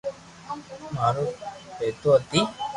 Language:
Loarki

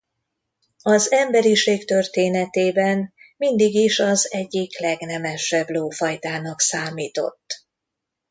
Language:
Hungarian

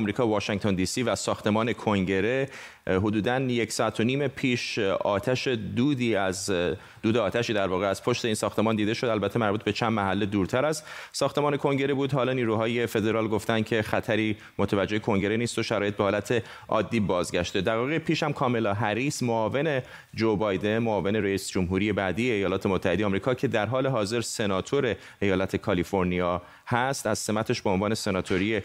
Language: Persian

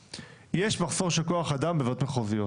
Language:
Hebrew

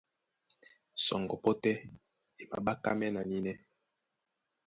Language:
Duala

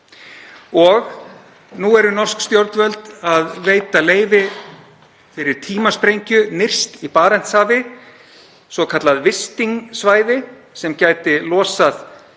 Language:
Icelandic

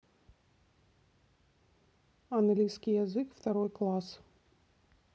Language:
Russian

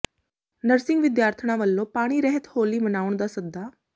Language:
Punjabi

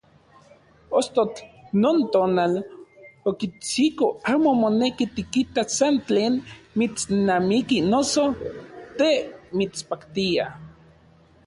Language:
Central Puebla Nahuatl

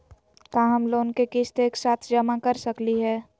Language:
Magahi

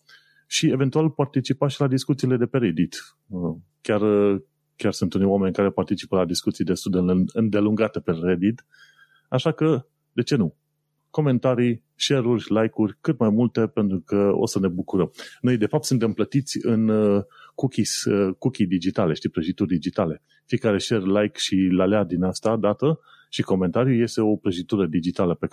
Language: Romanian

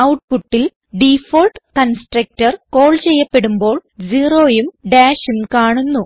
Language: Malayalam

